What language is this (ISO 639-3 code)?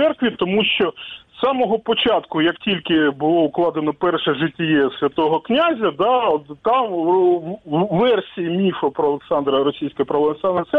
ukr